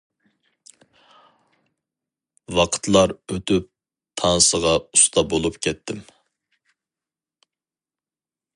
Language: Uyghur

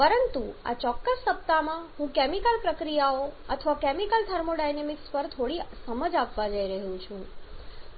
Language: Gujarati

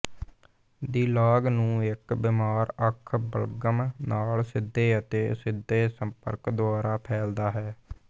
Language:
Punjabi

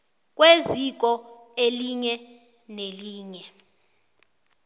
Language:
South Ndebele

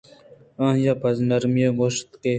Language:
Eastern Balochi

